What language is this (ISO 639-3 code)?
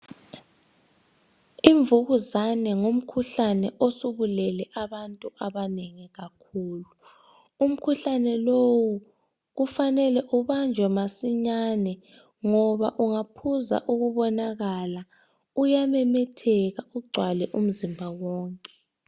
nde